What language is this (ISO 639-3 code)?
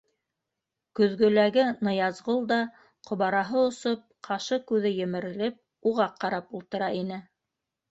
bak